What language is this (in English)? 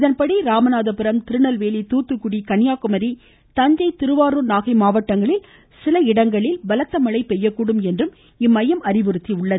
Tamil